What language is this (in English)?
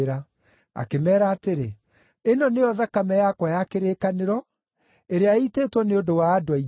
Kikuyu